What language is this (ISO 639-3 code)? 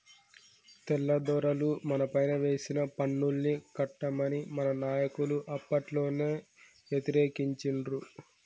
tel